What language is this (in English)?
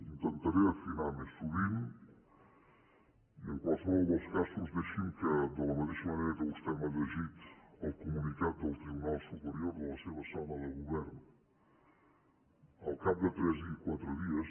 Catalan